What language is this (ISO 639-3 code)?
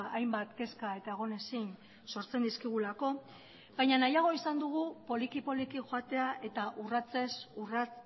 eus